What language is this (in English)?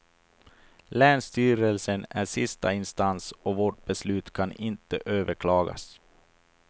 Swedish